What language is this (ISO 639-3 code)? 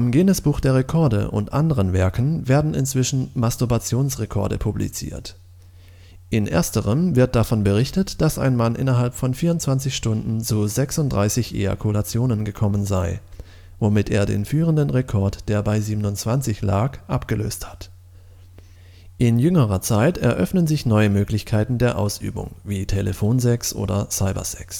deu